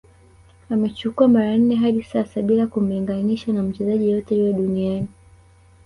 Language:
Swahili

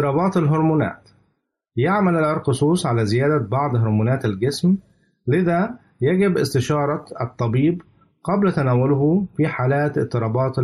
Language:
Arabic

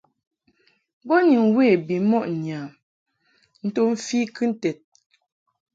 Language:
Mungaka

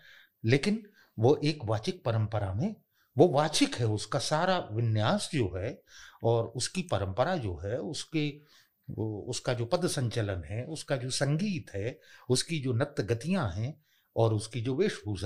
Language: Hindi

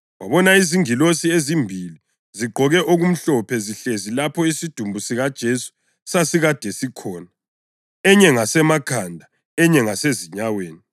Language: North Ndebele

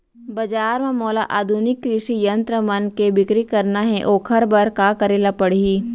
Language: Chhattisgarhi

